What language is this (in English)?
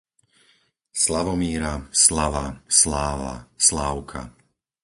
Slovak